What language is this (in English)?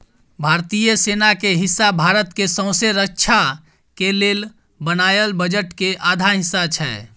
Maithili